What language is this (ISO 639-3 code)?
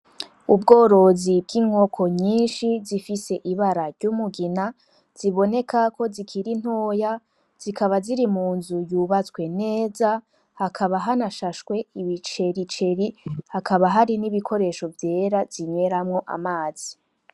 run